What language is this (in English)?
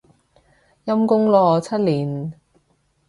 Cantonese